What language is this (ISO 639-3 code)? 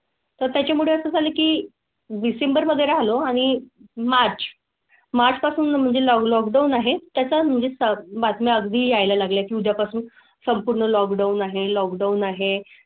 mar